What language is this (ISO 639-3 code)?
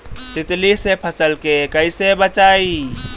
bho